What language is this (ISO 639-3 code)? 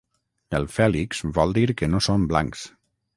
cat